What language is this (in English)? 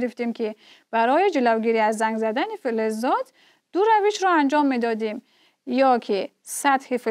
Persian